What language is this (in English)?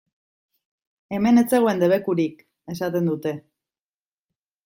Basque